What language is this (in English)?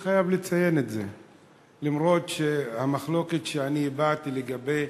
Hebrew